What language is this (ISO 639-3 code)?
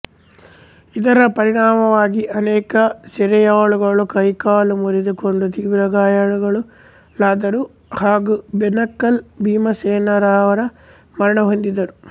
kan